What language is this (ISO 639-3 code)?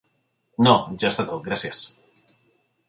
cat